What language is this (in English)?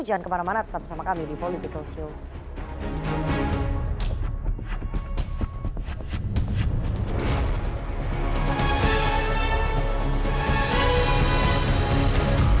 Indonesian